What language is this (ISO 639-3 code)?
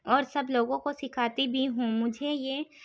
urd